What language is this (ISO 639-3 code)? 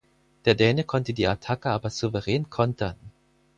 deu